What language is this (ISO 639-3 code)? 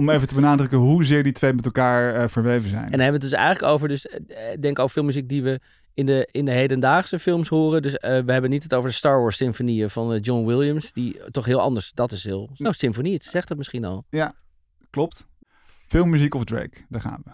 nld